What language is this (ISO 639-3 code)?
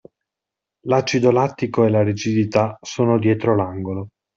ita